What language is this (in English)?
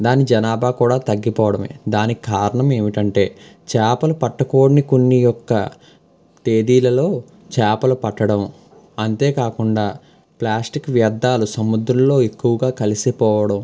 Telugu